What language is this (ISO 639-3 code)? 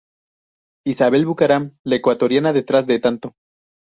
spa